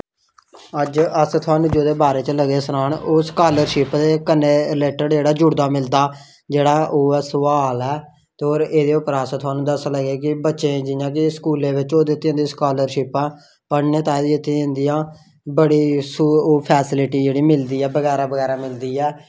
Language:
Dogri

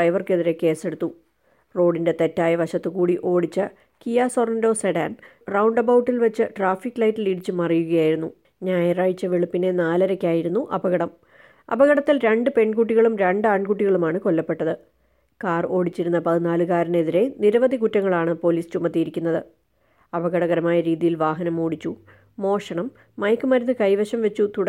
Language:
Malayalam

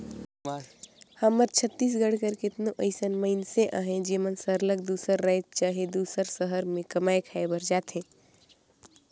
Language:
Chhattisgarhi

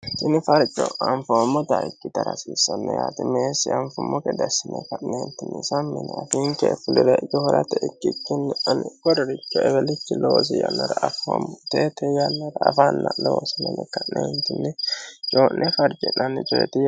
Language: Sidamo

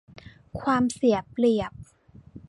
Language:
Thai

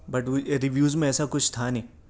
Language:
Urdu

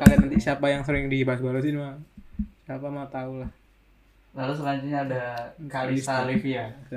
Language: Indonesian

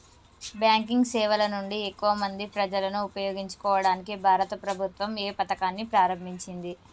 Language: Telugu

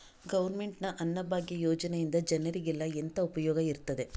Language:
Kannada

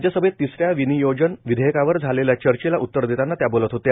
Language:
Marathi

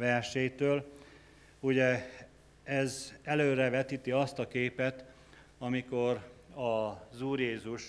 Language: Hungarian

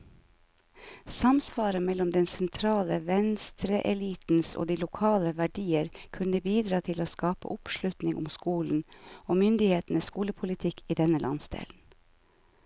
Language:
Norwegian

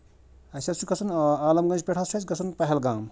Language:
Kashmiri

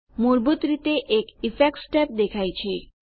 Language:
Gujarati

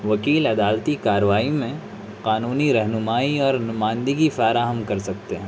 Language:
Urdu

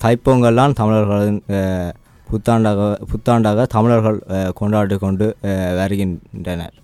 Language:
Tamil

